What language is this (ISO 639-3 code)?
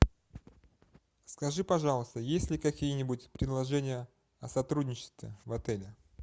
rus